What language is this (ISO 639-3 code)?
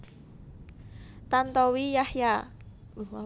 jav